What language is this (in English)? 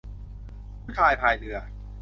Thai